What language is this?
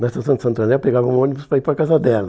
Portuguese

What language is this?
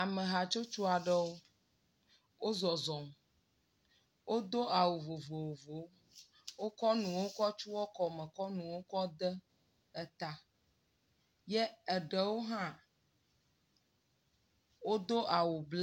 Ewe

